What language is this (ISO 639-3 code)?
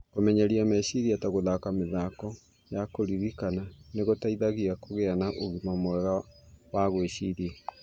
kik